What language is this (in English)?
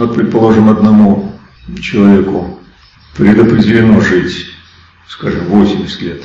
Russian